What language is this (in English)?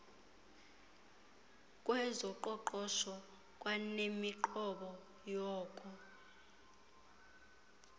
Xhosa